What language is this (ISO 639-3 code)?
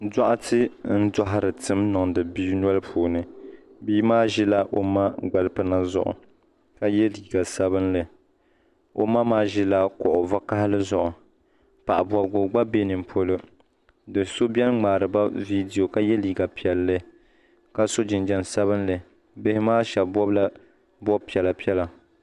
dag